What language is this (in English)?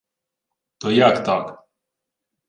Ukrainian